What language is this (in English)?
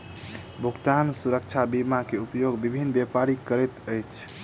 Maithili